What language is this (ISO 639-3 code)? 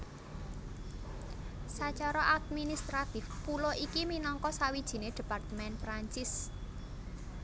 jav